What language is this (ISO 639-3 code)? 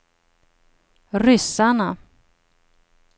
swe